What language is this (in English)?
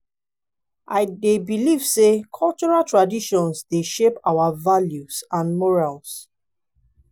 Nigerian Pidgin